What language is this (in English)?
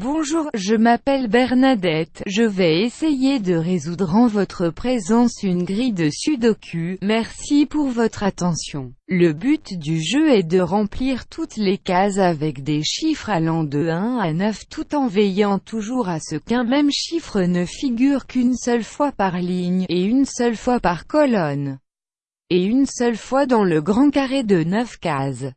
French